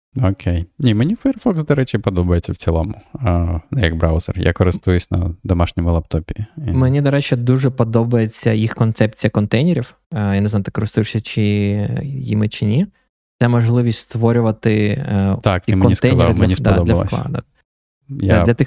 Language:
Ukrainian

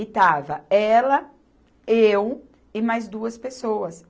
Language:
Portuguese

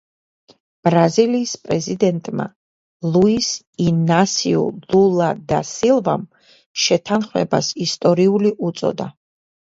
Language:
Georgian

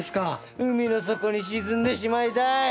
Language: Japanese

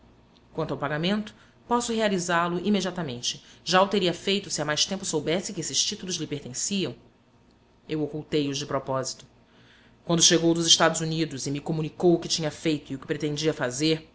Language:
Portuguese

